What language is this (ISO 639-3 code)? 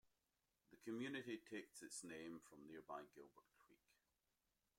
eng